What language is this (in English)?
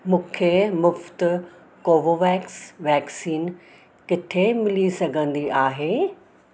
Sindhi